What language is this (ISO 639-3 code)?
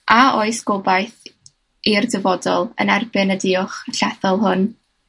cym